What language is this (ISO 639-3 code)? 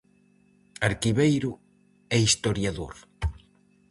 glg